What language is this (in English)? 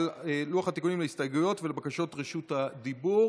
Hebrew